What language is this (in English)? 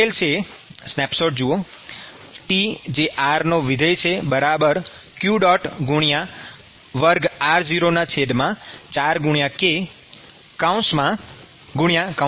Gujarati